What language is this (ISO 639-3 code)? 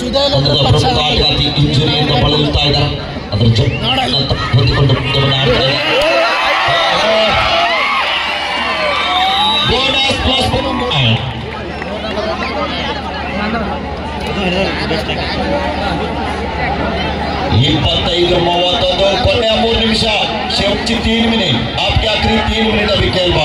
ara